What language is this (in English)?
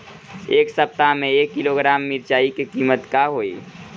Bhojpuri